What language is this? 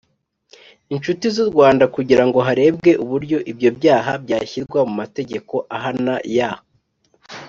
Kinyarwanda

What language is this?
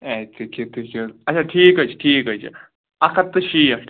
Kashmiri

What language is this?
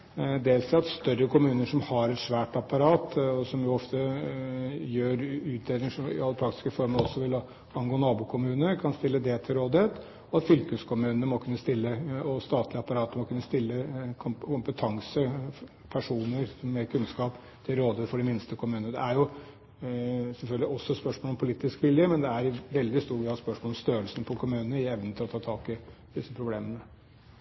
Norwegian Bokmål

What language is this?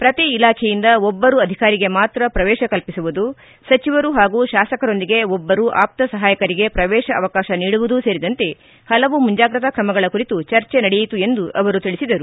Kannada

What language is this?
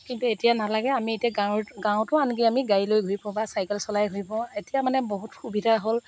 Assamese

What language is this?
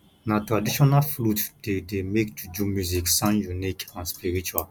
Nigerian Pidgin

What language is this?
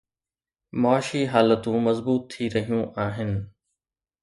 Sindhi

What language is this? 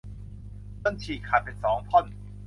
Thai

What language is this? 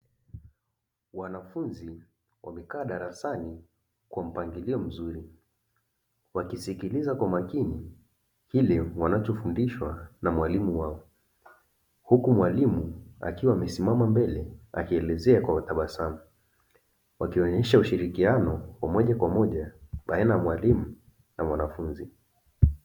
Swahili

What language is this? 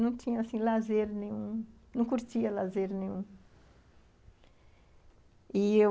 Portuguese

